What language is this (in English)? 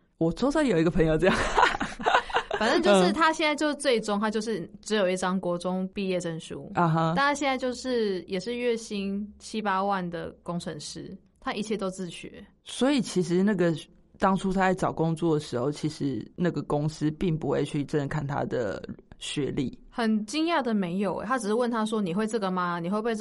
Chinese